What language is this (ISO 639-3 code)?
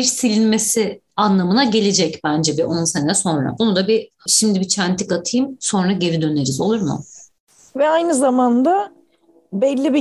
tur